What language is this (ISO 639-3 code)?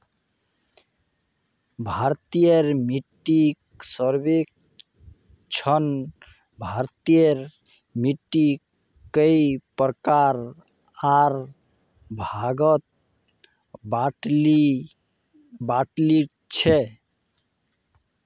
mag